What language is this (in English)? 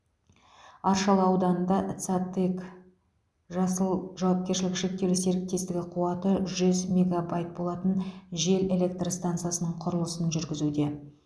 Kazakh